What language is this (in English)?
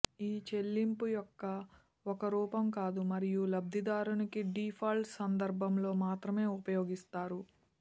Telugu